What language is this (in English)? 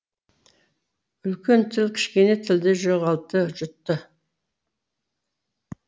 Kazakh